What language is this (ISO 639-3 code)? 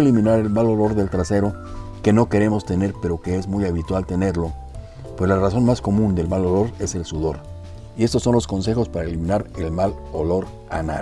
spa